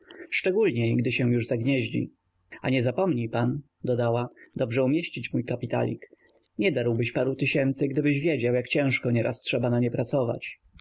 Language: Polish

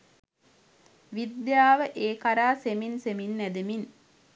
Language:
Sinhala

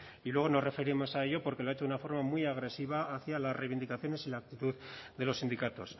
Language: Spanish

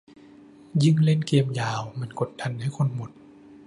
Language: Thai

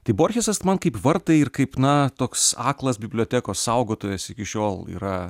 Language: Lithuanian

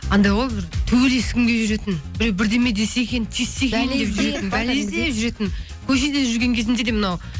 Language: Kazakh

